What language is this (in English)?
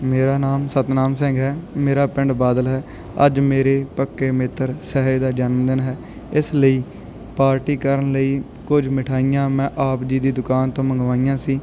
Punjabi